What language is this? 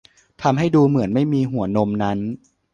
Thai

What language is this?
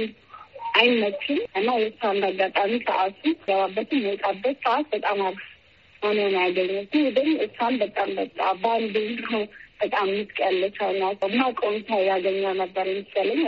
Amharic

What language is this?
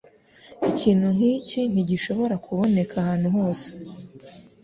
Kinyarwanda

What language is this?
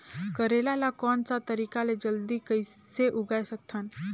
Chhattisgarhi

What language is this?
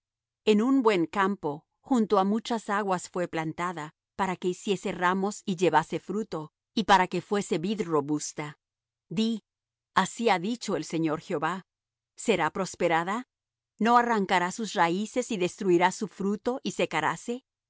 Spanish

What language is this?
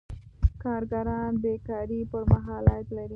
Pashto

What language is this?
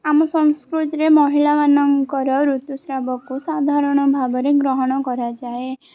Odia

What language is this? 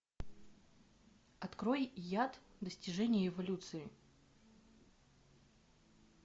Russian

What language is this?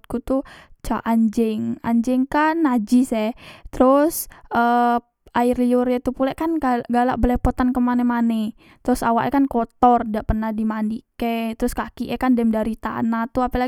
Musi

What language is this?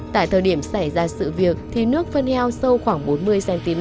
Vietnamese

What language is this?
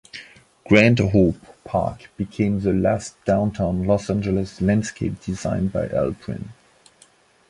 English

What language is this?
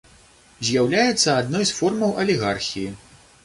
Belarusian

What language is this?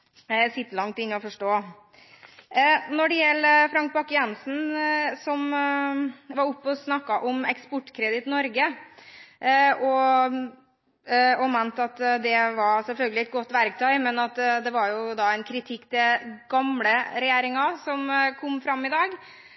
Norwegian Bokmål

